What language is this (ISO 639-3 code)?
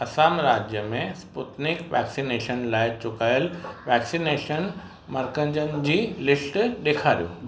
snd